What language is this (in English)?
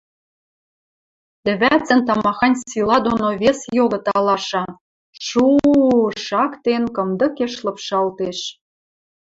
Western Mari